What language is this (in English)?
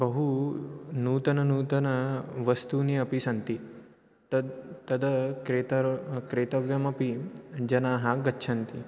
Sanskrit